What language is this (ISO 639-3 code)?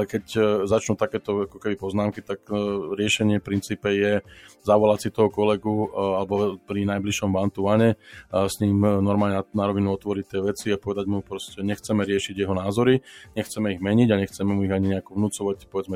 slk